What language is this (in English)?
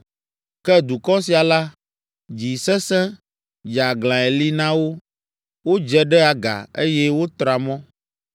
Ewe